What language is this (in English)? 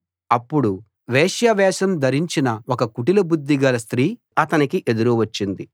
Telugu